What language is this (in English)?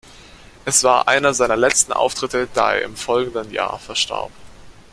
German